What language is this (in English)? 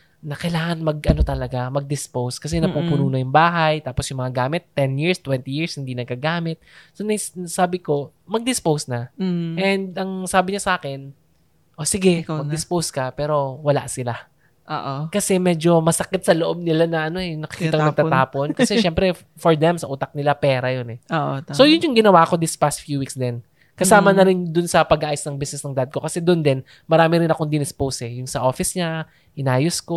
Filipino